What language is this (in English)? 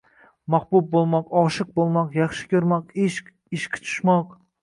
Uzbek